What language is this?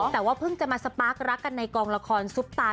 Thai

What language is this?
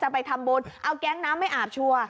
Thai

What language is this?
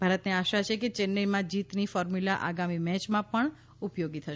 Gujarati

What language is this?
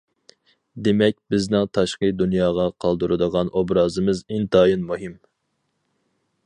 Uyghur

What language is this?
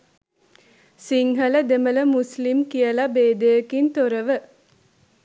Sinhala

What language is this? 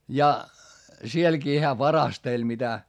Finnish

